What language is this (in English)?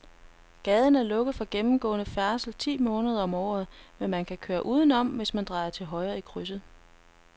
Danish